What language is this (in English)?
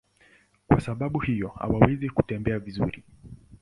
Swahili